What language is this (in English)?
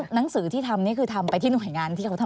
Thai